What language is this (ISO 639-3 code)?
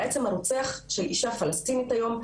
heb